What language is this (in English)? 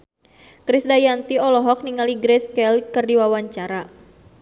Sundanese